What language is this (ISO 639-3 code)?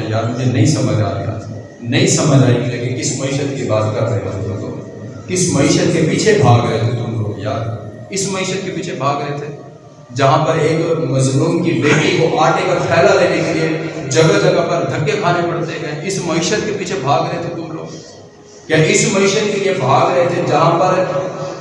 urd